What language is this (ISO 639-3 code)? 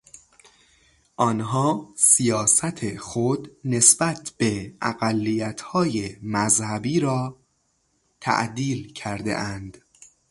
fas